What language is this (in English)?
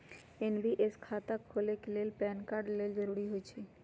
Magahi